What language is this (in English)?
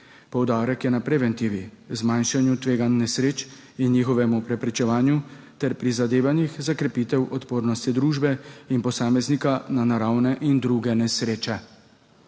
Slovenian